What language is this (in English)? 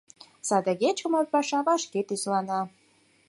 Mari